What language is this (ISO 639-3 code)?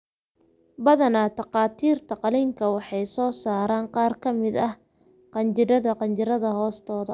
som